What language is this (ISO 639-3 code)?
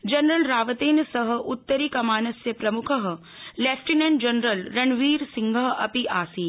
san